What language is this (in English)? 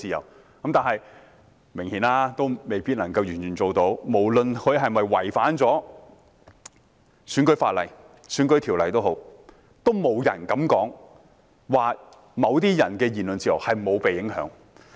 Cantonese